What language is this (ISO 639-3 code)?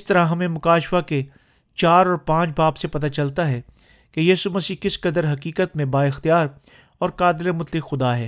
urd